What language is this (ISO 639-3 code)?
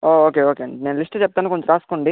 tel